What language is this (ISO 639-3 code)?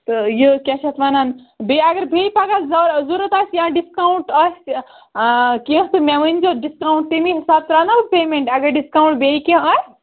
kas